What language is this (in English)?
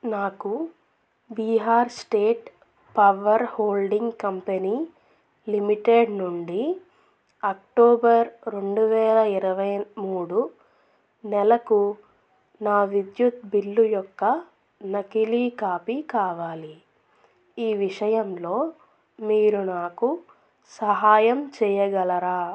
Telugu